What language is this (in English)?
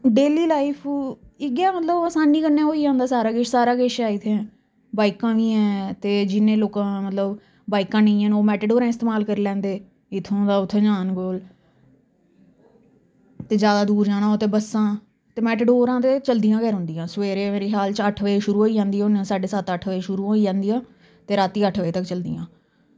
Dogri